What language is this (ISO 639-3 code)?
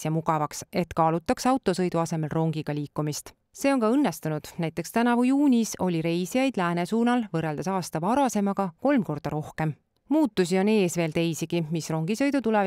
fin